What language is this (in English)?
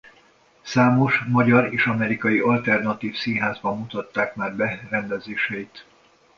Hungarian